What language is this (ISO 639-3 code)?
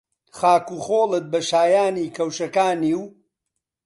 ckb